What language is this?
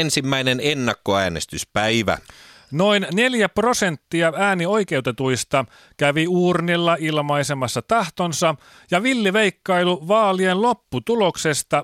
Finnish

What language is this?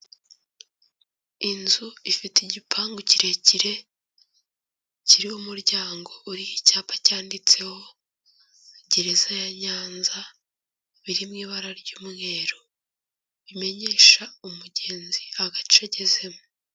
Kinyarwanda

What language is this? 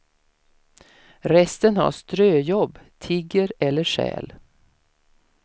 Swedish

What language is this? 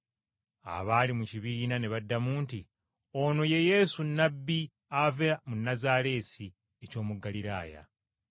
Ganda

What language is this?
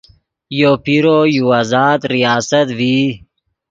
Yidgha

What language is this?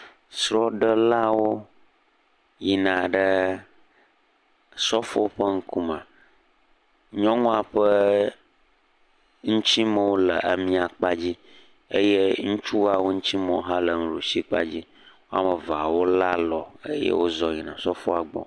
Ewe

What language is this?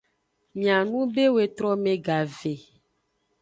Aja (Benin)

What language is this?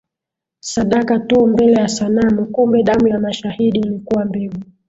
Swahili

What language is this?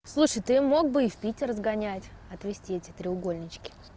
Russian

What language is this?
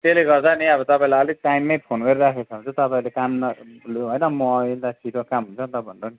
Nepali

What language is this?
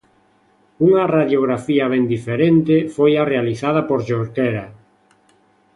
Galician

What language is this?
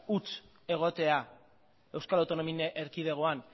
Basque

